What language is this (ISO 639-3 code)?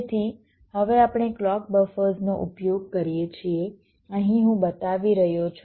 guj